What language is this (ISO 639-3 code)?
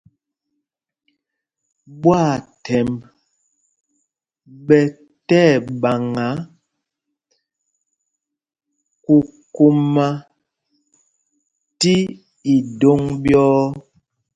mgg